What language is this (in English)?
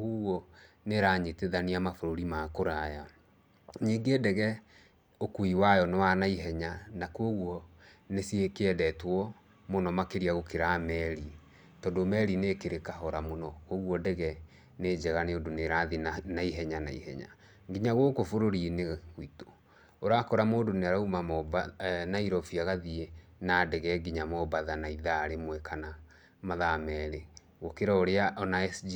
Kikuyu